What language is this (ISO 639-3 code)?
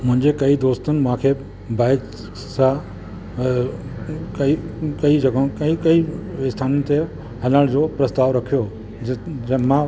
snd